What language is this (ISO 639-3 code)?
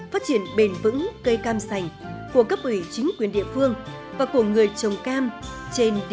vie